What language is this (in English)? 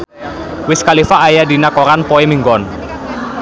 Sundanese